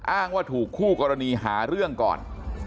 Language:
Thai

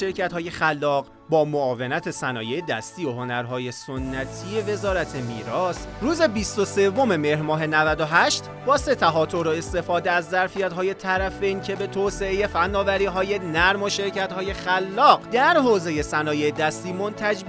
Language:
Persian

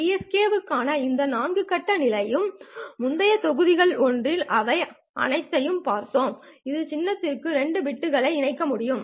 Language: Tamil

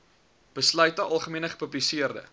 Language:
Afrikaans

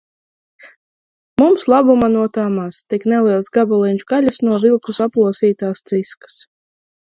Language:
Latvian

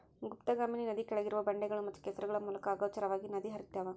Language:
Kannada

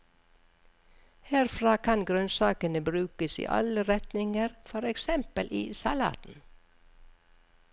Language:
Norwegian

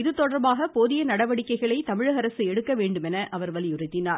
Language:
Tamil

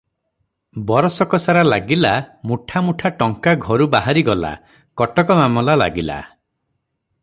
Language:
Odia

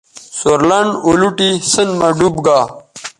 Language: Bateri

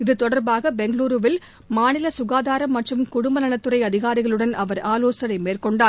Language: Tamil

